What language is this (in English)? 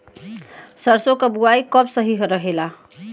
Bhojpuri